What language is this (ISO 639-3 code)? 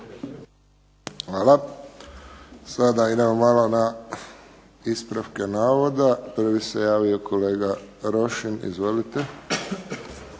hrv